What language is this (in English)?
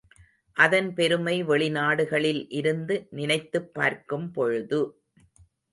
Tamil